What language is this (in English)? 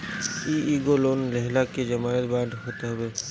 Bhojpuri